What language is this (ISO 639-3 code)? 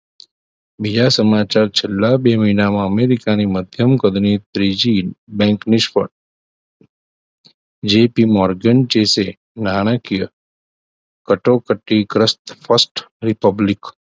guj